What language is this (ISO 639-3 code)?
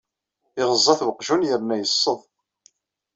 kab